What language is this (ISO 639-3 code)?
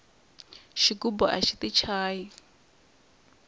tso